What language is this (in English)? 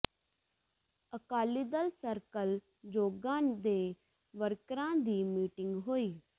Punjabi